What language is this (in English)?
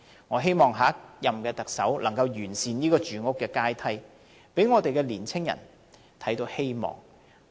Cantonese